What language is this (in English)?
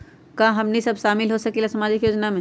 Magahi